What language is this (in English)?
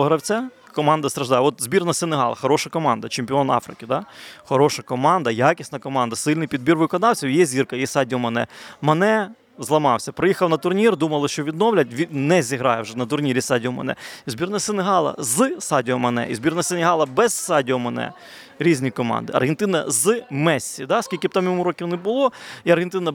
Ukrainian